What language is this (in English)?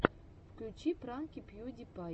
Russian